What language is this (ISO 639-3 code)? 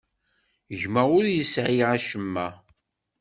kab